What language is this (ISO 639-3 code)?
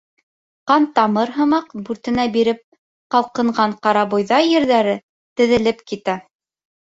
bak